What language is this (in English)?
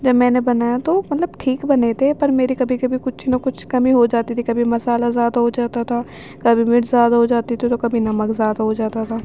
Urdu